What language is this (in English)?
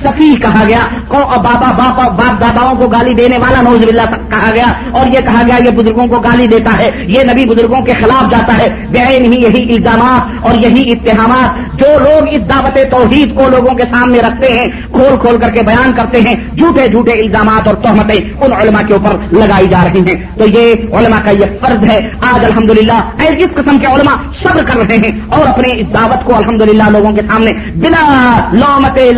Urdu